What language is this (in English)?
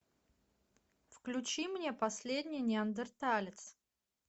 Russian